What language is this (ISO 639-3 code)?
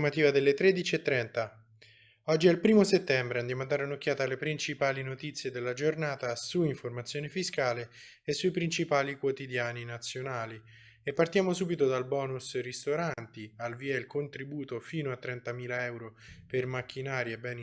ita